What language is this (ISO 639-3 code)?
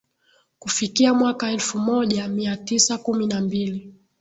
swa